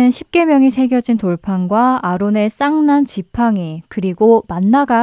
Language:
Korean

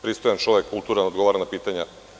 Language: Serbian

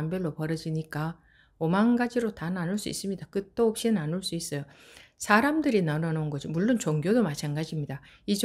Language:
Korean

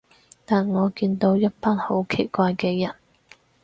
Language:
Cantonese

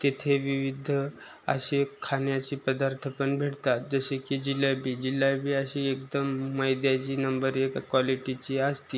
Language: Marathi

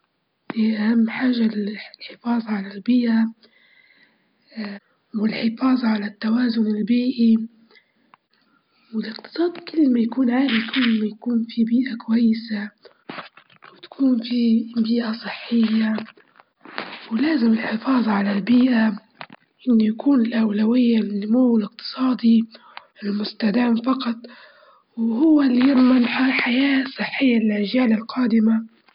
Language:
Libyan Arabic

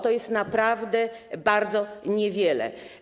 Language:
Polish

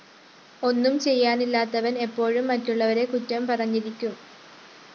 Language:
Malayalam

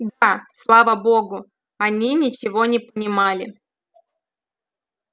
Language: Russian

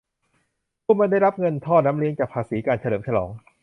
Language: Thai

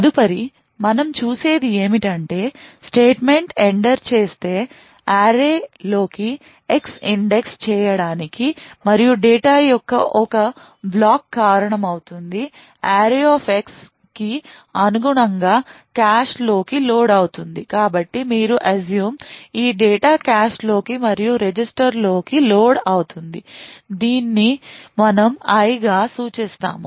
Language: Telugu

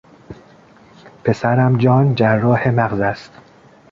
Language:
Persian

